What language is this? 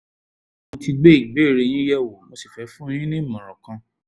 Yoruba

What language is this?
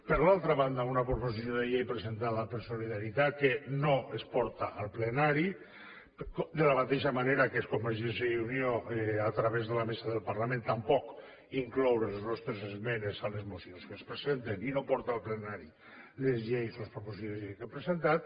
Catalan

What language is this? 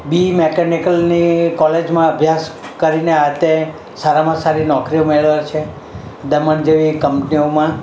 Gujarati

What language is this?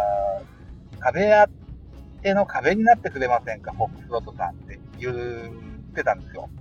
Japanese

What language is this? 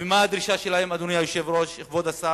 Hebrew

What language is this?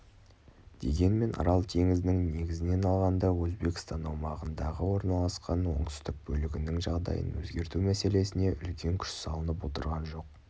Kazakh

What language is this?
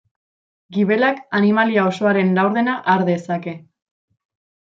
Basque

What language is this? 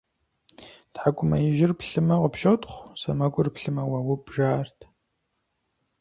Kabardian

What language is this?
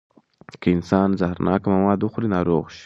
Pashto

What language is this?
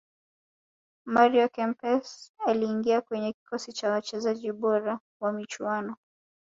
Swahili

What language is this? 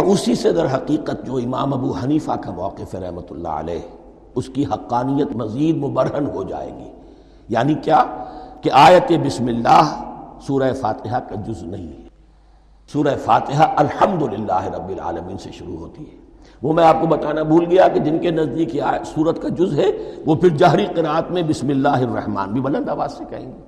Urdu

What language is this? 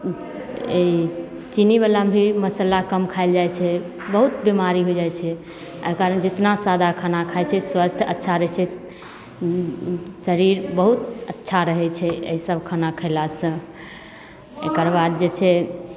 Maithili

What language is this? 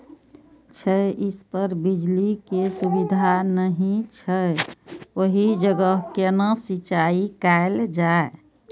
Maithili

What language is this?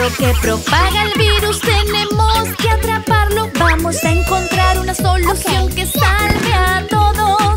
Spanish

